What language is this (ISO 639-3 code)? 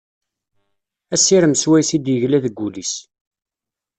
kab